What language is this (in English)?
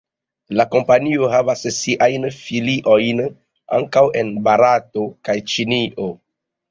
Esperanto